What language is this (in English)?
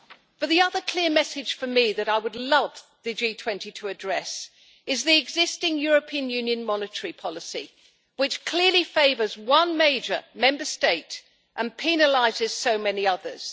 English